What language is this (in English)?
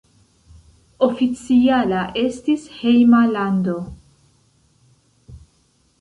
Esperanto